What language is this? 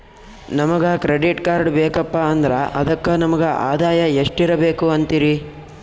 Kannada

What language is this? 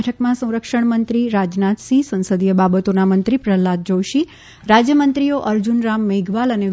Gujarati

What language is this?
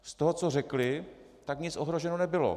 Czech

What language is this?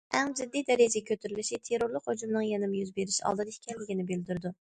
Uyghur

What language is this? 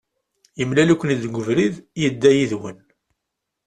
Kabyle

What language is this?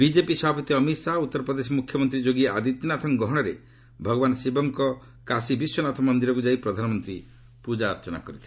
Odia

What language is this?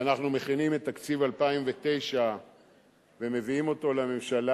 Hebrew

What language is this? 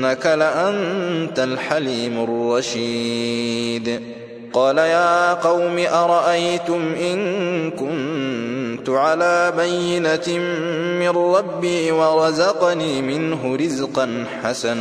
Arabic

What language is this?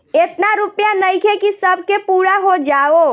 Bhojpuri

